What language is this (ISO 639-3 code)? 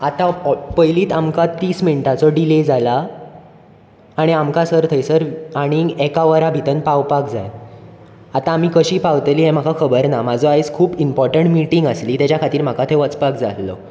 kok